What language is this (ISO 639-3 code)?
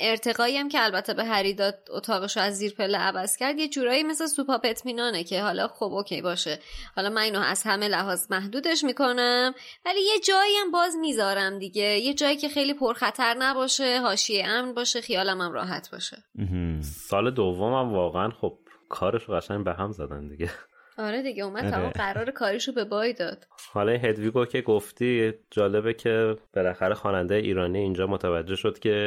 fas